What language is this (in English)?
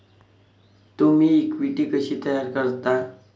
Marathi